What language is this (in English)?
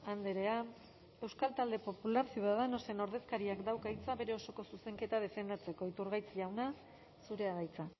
Basque